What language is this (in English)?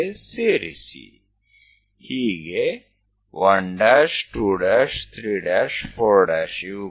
Gujarati